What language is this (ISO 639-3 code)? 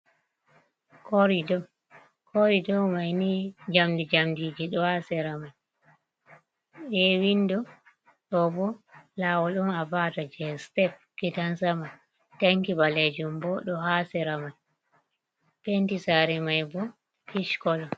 ful